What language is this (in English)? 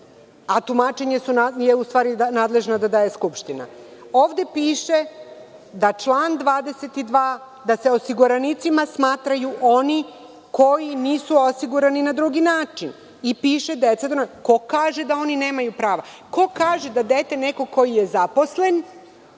Serbian